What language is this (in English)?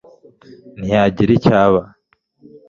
Kinyarwanda